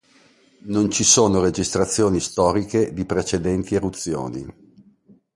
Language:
Italian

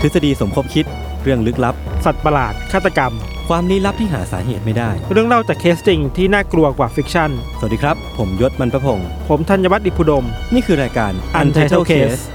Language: Thai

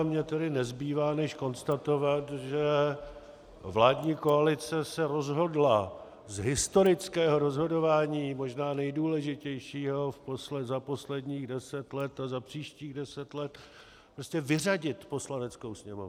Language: Czech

